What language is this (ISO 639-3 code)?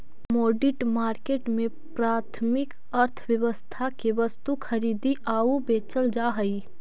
mag